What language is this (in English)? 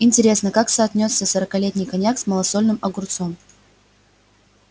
Russian